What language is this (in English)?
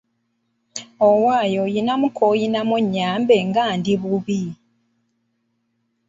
Ganda